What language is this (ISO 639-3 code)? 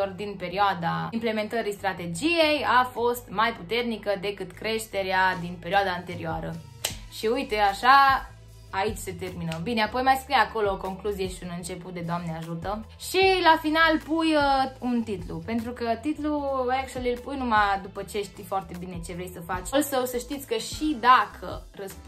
ron